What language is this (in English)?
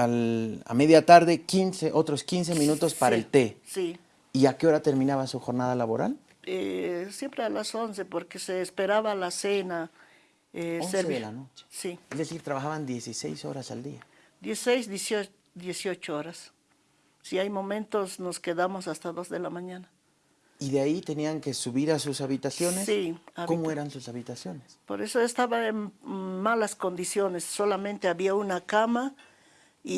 Spanish